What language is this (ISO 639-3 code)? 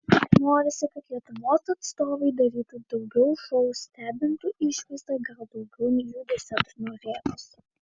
lit